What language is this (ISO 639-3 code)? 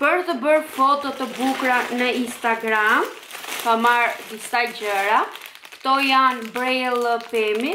ron